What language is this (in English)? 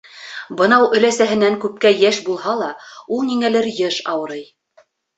Bashkir